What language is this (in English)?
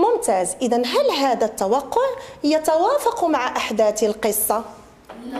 Arabic